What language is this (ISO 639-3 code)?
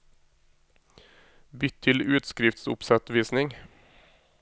nor